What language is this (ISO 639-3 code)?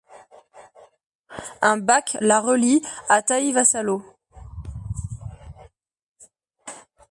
fra